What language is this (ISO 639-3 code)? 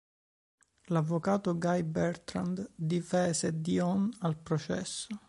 ita